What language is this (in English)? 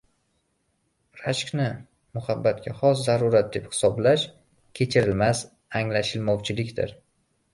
Uzbek